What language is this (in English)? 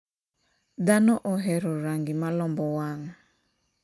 Luo (Kenya and Tanzania)